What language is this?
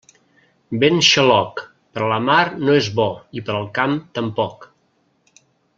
Catalan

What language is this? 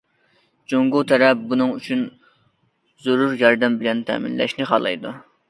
Uyghur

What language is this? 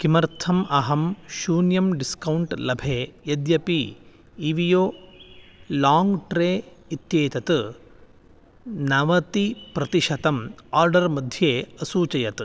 Sanskrit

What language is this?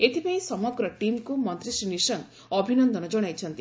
Odia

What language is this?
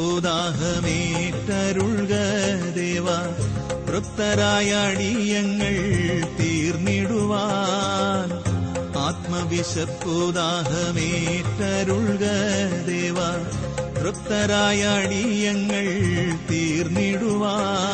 Malayalam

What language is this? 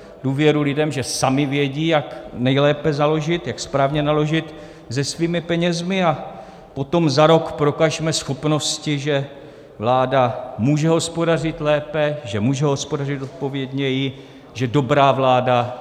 Czech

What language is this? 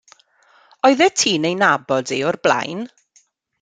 Welsh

